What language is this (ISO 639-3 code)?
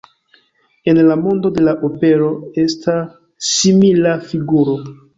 epo